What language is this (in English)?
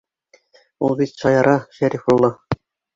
Bashkir